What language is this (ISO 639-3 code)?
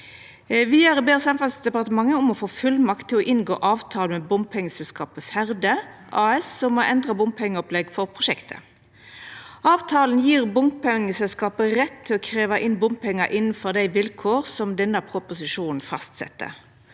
nor